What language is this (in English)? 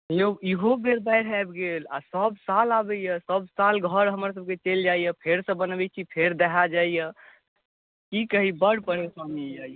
Maithili